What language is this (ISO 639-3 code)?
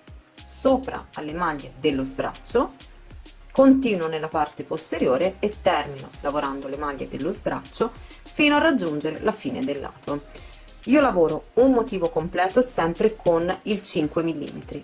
ita